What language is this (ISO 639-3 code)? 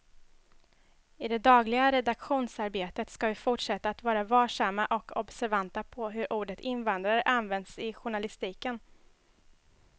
swe